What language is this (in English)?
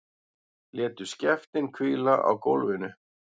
Icelandic